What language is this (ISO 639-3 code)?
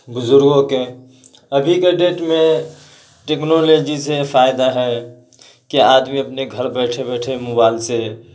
urd